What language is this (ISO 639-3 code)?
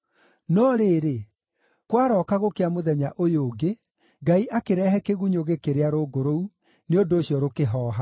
kik